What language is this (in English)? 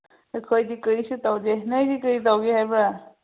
Manipuri